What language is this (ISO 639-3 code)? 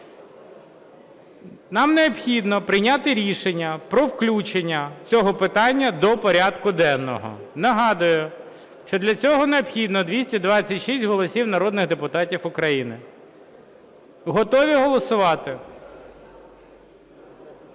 ukr